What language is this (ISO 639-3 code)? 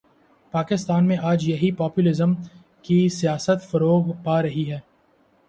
urd